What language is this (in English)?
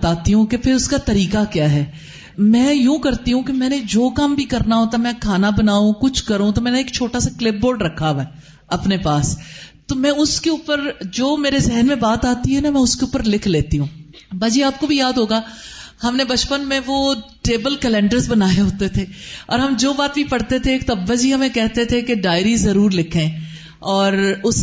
Urdu